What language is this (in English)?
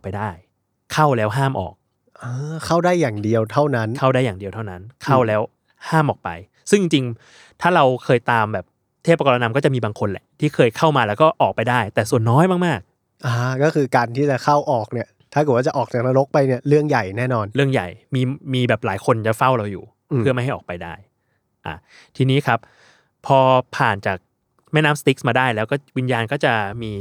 Thai